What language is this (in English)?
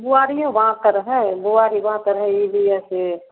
Maithili